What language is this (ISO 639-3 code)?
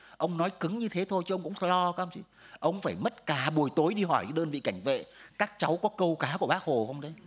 vie